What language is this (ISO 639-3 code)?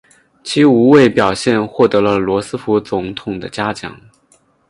zho